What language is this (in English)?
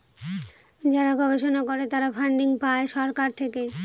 Bangla